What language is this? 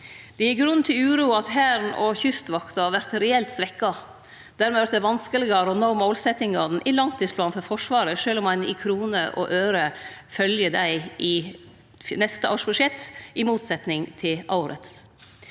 Norwegian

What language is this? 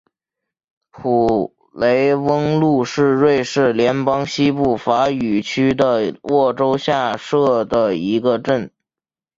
Chinese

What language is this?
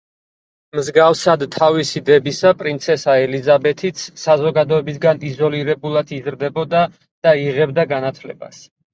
Georgian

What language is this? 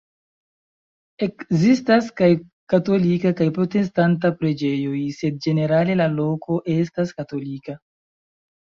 Esperanto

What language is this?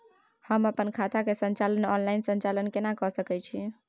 Maithili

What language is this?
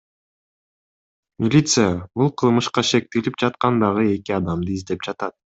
Kyrgyz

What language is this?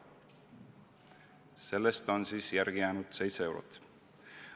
Estonian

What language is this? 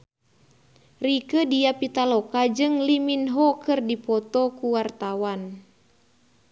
Sundanese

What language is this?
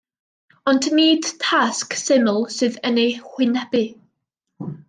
Welsh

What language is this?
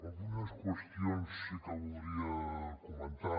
Catalan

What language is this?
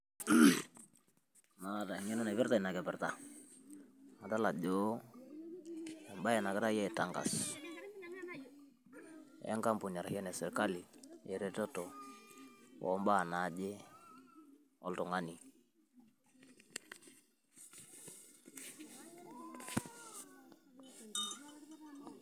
Masai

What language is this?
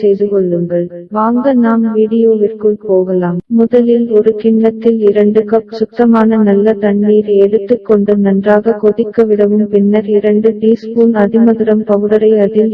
Korean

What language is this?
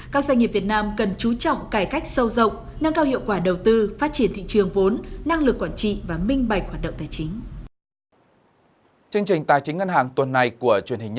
Vietnamese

